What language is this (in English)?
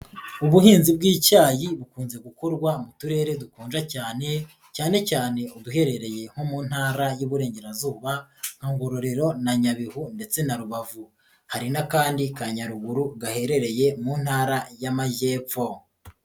Kinyarwanda